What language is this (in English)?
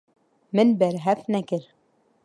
Kurdish